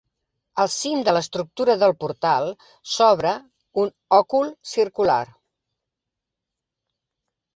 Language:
Catalan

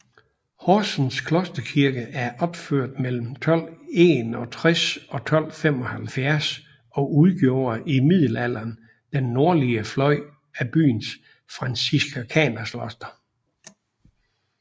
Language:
Danish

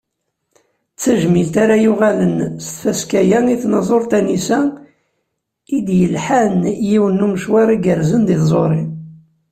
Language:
Kabyle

